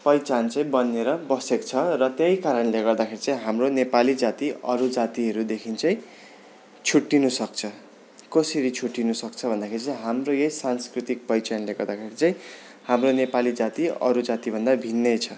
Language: Nepali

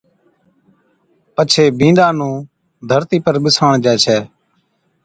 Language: Od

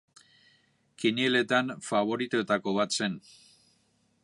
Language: Basque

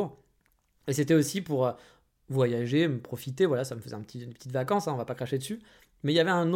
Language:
French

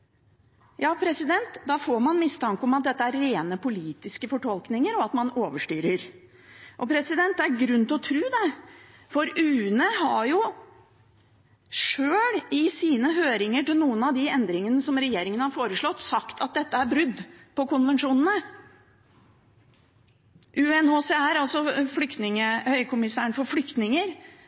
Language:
Norwegian Bokmål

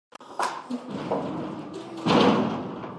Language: Pashto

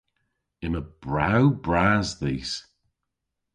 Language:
Cornish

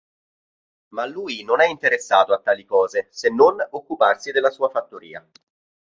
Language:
Italian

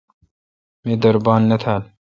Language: Kalkoti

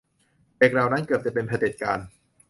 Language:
Thai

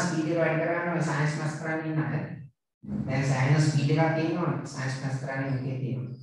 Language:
Indonesian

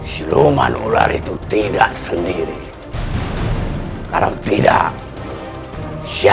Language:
Indonesian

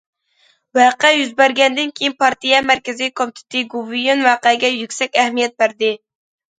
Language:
Uyghur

